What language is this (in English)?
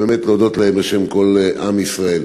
Hebrew